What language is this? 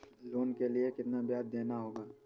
Hindi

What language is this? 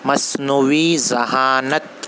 Urdu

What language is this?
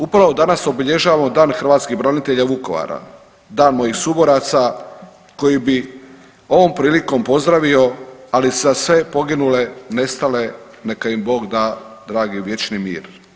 Croatian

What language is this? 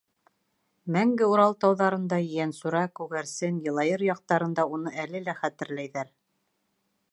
Bashkir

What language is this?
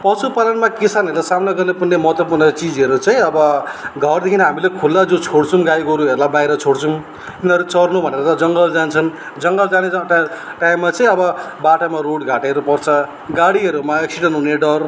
Nepali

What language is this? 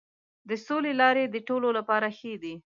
Pashto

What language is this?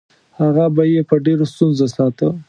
Pashto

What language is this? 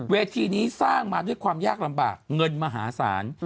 Thai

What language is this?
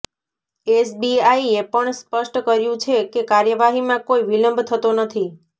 Gujarati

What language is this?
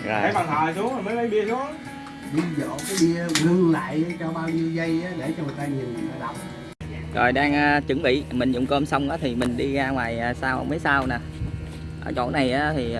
Vietnamese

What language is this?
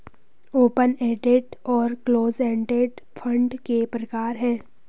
Hindi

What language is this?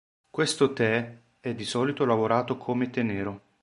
Italian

